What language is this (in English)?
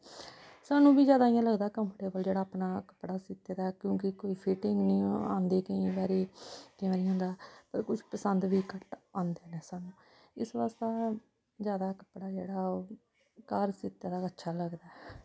Dogri